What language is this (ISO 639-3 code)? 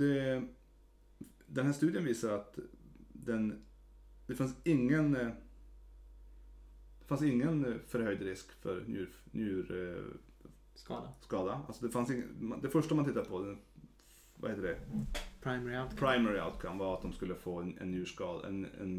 swe